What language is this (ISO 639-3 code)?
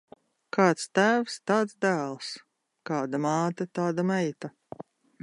lav